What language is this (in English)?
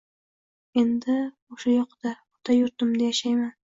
Uzbek